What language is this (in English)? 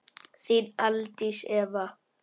Icelandic